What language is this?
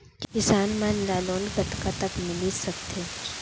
Chhattisgarhi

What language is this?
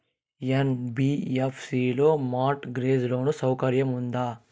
Telugu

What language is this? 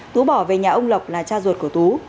Vietnamese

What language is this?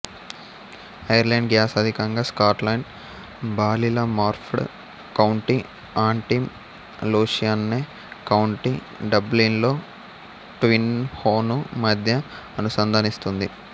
Telugu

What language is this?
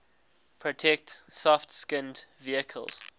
English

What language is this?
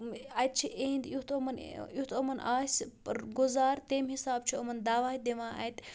Kashmiri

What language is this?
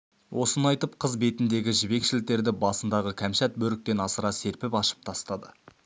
Kazakh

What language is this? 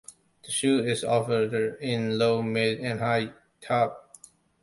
English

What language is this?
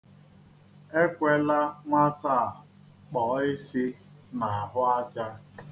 Igbo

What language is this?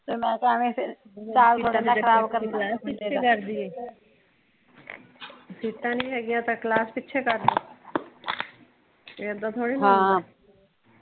Punjabi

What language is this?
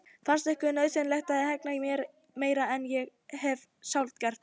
Icelandic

